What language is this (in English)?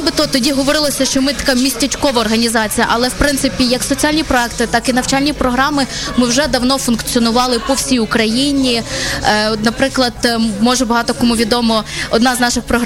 Ukrainian